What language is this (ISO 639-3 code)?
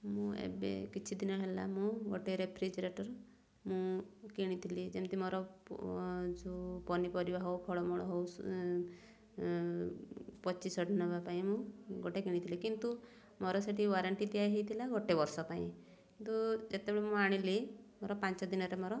ori